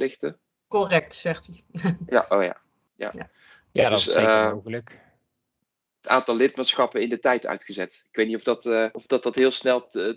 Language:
Dutch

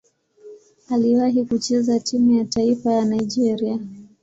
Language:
Swahili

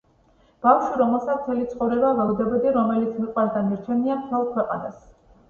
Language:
Georgian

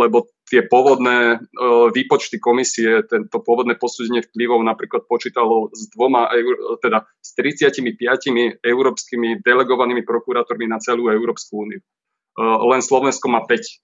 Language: Slovak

